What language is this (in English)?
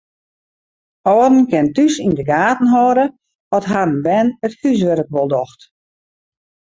Western Frisian